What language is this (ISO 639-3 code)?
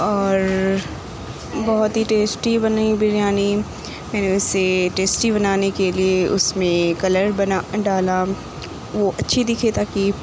urd